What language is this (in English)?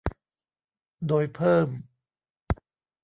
Thai